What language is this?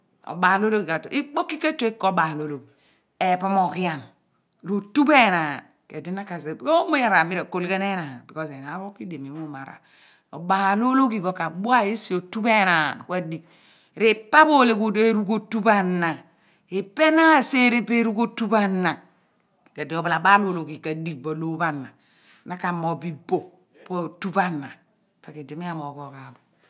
Abua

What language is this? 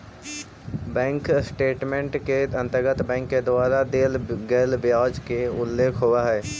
Magahi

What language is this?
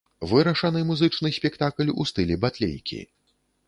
Belarusian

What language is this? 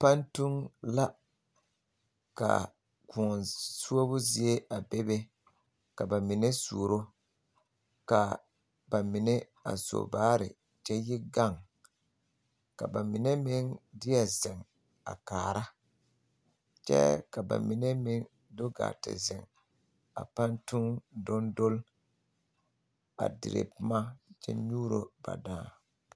Southern Dagaare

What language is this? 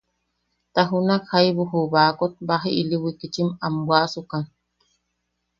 Yaqui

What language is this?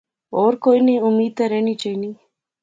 Pahari-Potwari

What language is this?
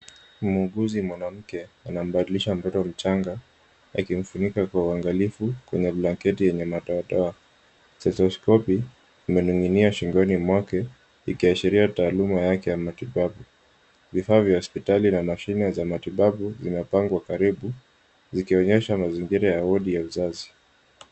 Swahili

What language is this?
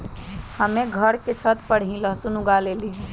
Magahi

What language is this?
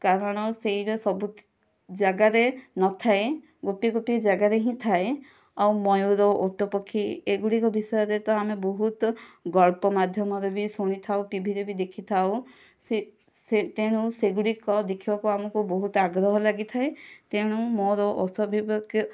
Odia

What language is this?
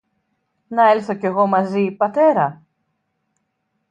Greek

